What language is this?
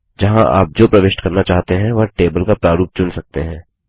Hindi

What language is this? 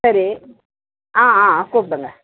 Tamil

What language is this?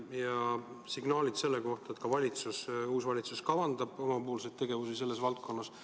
Estonian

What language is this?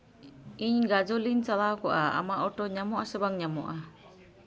Santali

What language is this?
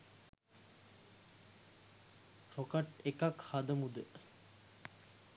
Sinhala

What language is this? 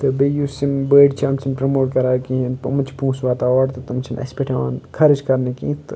Kashmiri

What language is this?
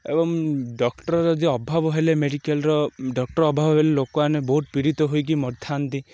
Odia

